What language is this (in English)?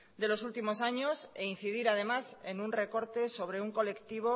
Spanish